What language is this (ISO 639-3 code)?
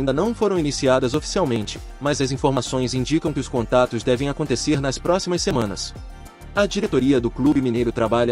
por